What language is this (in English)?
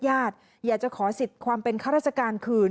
Thai